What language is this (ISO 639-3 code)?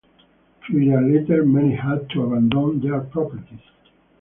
eng